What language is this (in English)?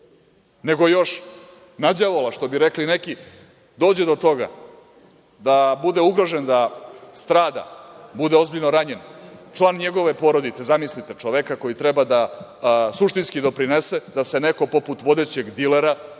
Serbian